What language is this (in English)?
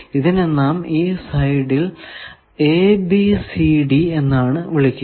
Malayalam